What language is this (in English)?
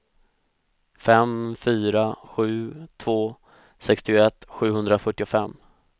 Swedish